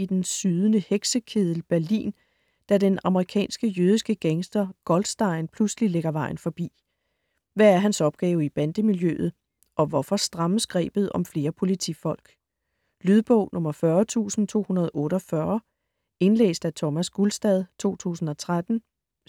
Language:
Danish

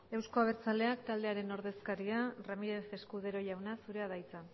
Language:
Basque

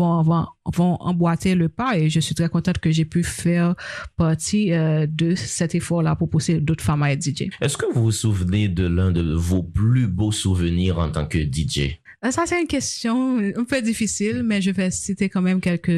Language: French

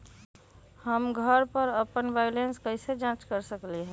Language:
Magahi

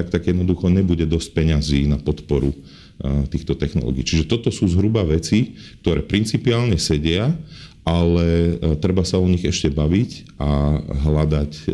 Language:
Slovak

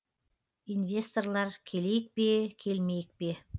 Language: Kazakh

